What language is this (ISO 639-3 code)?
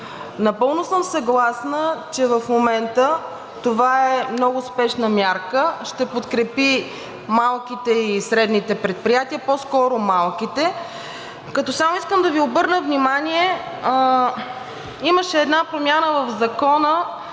bul